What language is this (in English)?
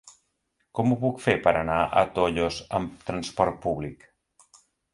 Catalan